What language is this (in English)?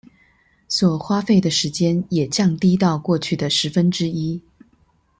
Chinese